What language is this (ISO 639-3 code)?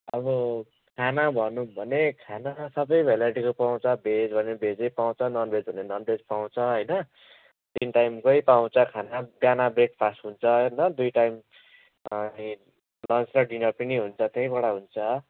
nep